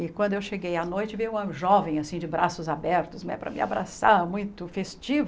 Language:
Portuguese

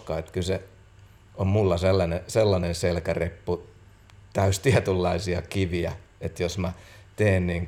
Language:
Finnish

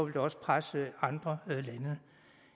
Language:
Danish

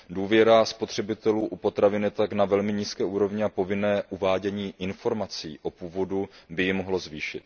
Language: Czech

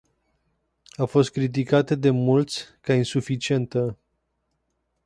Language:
Romanian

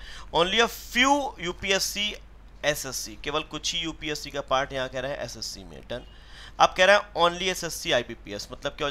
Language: Hindi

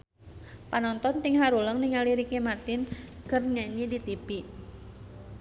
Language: Sundanese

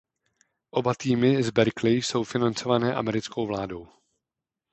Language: Czech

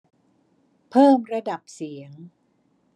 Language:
Thai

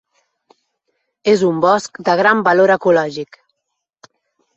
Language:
Catalan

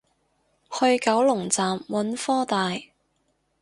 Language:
Cantonese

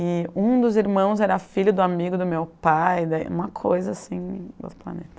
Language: Portuguese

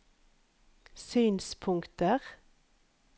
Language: Norwegian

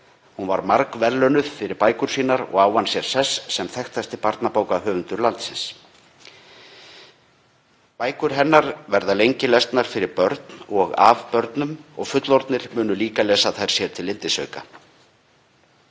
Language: Icelandic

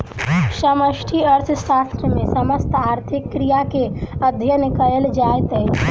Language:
Maithili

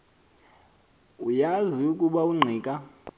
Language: Xhosa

